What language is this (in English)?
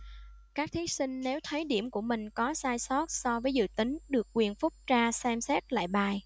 Vietnamese